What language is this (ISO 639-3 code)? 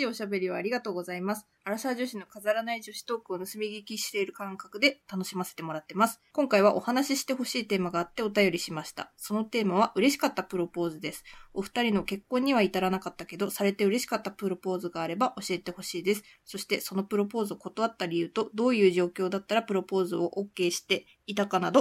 jpn